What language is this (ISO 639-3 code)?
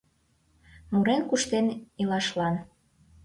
chm